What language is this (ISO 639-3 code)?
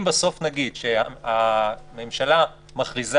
heb